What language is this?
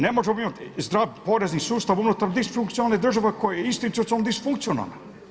Croatian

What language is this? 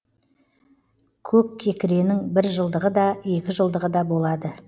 Kazakh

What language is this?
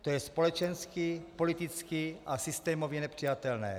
Czech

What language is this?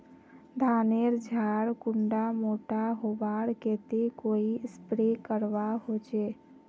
Magahi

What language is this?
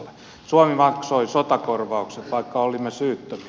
Finnish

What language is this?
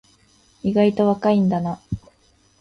Japanese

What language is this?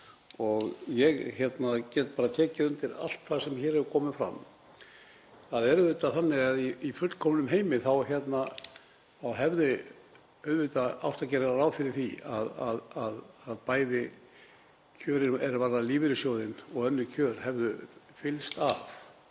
Icelandic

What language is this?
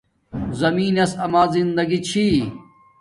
Domaaki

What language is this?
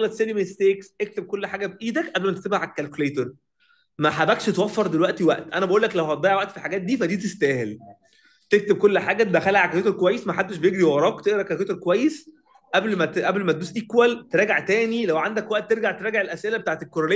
Arabic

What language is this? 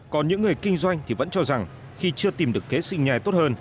Vietnamese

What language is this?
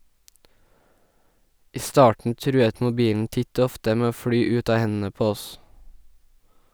Norwegian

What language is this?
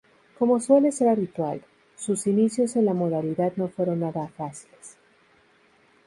Spanish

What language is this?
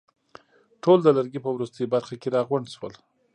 Pashto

